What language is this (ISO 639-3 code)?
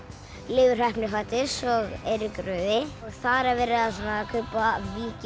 isl